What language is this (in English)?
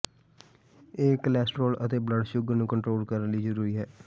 Punjabi